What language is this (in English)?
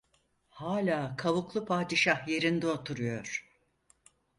Turkish